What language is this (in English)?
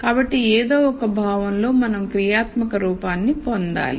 Telugu